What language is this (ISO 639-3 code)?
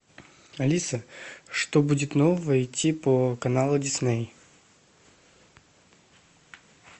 rus